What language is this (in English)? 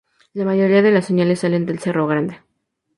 Spanish